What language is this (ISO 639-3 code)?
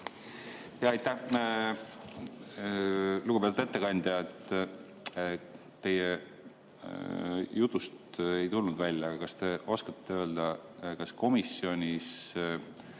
est